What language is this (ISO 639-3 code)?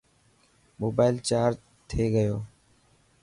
mki